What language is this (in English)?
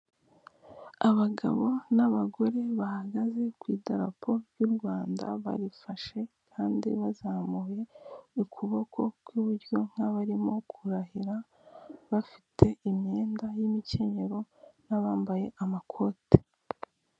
Kinyarwanda